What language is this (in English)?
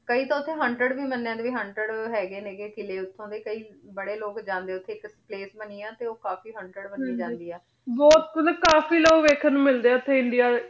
Punjabi